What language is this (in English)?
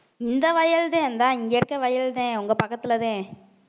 Tamil